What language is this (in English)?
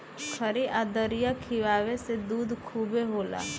Bhojpuri